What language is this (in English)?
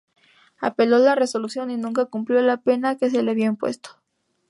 Spanish